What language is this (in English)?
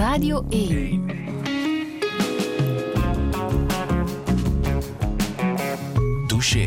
Dutch